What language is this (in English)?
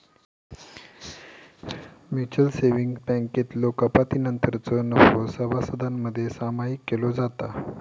Marathi